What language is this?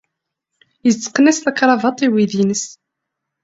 Kabyle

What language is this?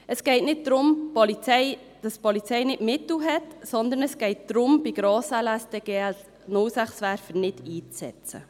Swiss German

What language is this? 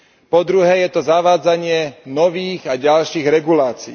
Slovak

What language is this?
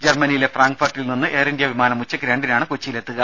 Malayalam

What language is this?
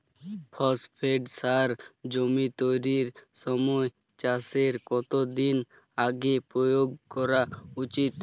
Bangla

